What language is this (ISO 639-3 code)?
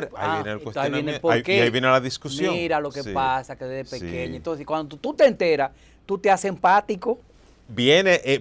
spa